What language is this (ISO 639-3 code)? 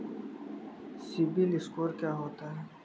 hin